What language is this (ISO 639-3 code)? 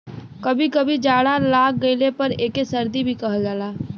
bho